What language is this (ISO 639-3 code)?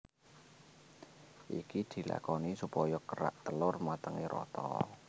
jav